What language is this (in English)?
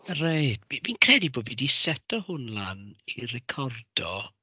Welsh